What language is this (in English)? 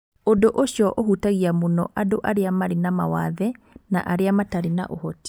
Kikuyu